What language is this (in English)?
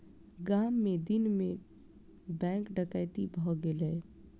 Maithili